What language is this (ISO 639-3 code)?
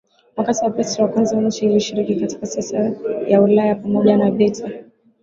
swa